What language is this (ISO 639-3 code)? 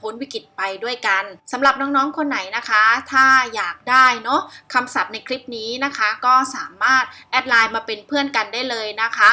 tha